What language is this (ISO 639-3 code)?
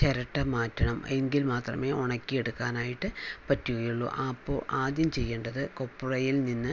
mal